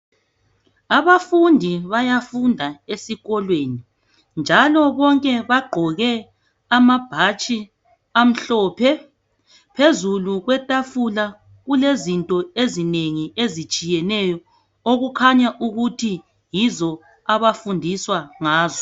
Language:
North Ndebele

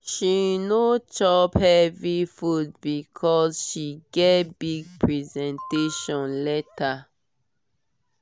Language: Nigerian Pidgin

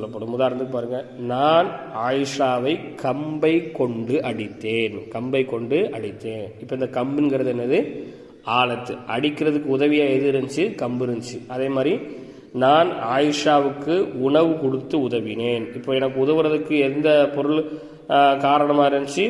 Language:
Tamil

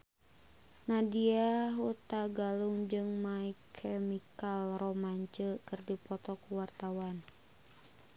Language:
Sundanese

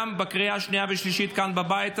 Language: Hebrew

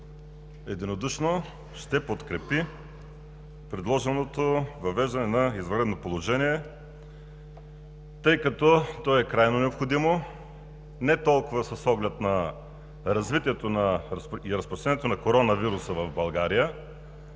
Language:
Bulgarian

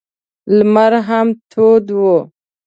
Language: Pashto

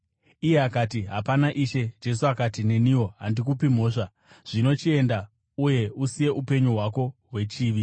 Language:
Shona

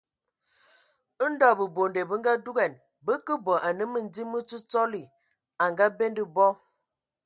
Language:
Ewondo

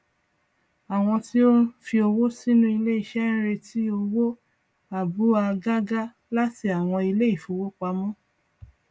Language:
Yoruba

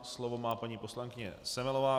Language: Czech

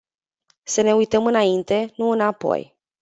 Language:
Romanian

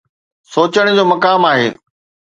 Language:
Sindhi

